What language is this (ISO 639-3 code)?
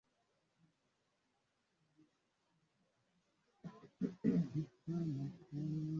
swa